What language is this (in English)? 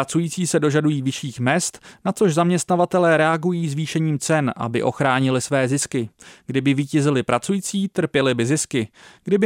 Czech